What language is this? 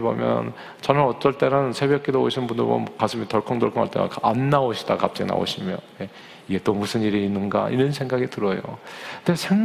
Korean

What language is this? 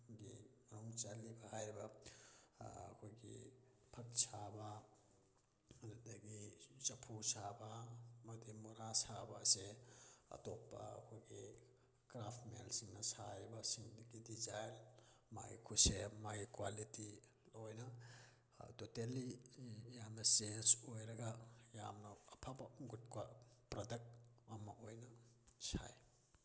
Manipuri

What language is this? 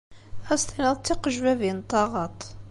Kabyle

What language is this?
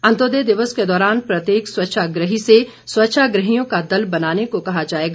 Hindi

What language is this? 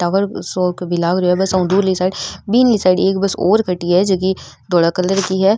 Rajasthani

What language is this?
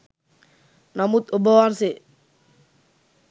Sinhala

